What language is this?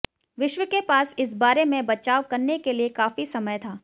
Hindi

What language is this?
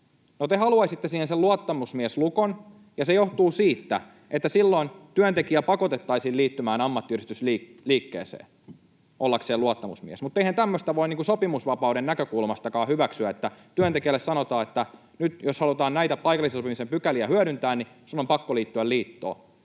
Finnish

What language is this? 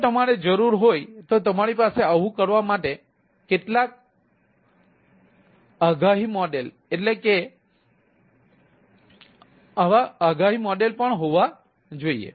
Gujarati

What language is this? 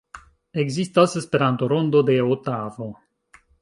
Esperanto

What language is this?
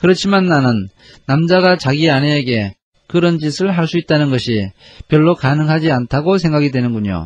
Korean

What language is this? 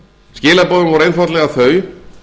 Icelandic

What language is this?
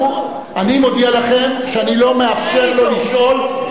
Hebrew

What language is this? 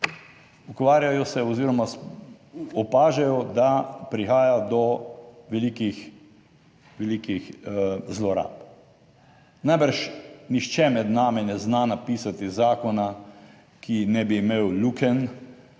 Slovenian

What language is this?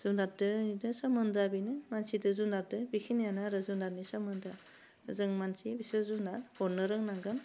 Bodo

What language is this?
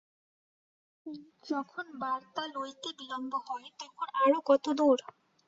Bangla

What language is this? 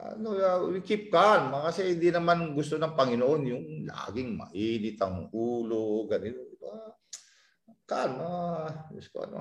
Filipino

